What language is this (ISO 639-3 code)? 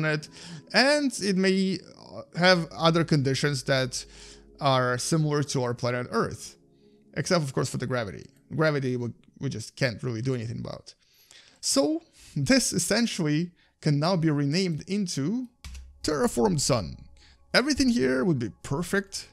eng